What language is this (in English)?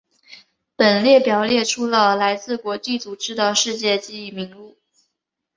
Chinese